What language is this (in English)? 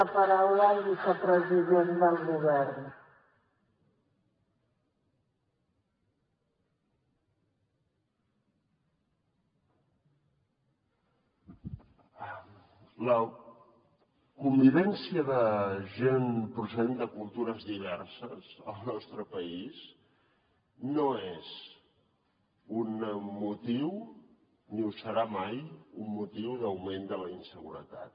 Catalan